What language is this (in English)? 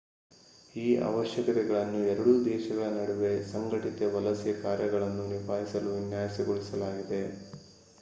Kannada